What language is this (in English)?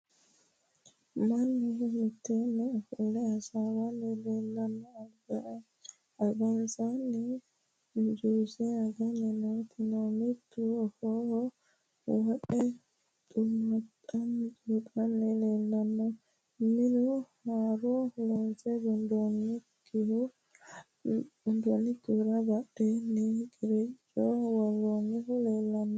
Sidamo